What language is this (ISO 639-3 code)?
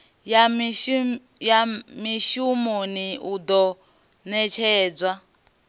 ven